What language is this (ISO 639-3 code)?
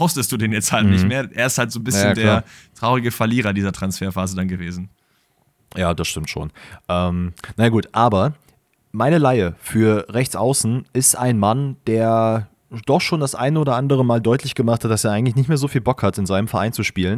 deu